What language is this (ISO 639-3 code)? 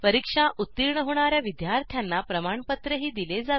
mar